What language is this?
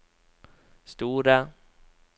Norwegian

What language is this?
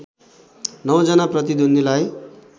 Nepali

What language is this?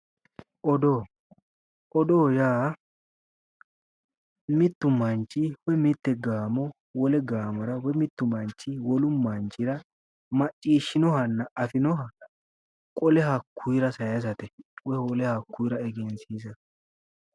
Sidamo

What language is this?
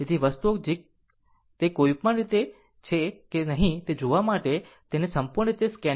Gujarati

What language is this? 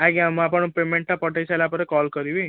Odia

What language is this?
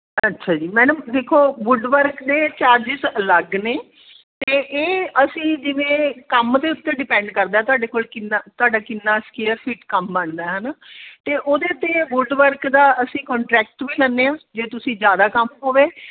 Punjabi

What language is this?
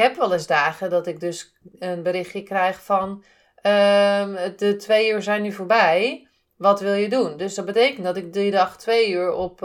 Dutch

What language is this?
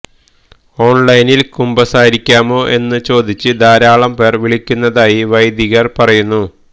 Malayalam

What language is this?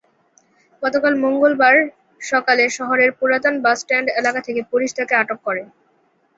Bangla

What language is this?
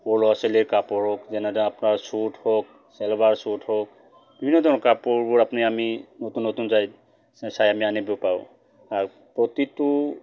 Assamese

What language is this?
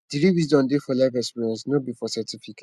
Nigerian Pidgin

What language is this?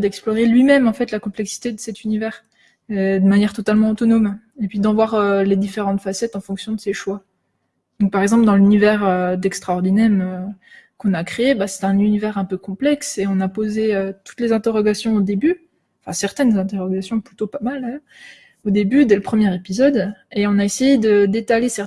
French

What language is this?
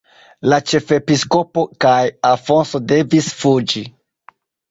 Esperanto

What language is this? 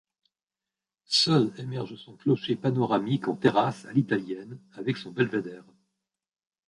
French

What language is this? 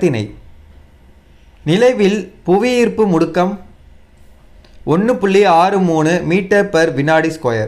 Hindi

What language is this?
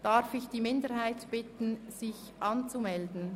Swiss German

